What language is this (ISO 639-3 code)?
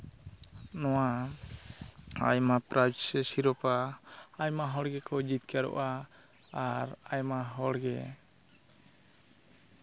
sat